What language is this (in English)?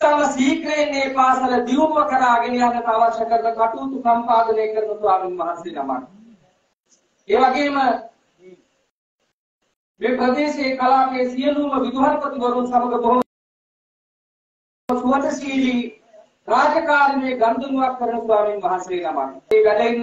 Turkish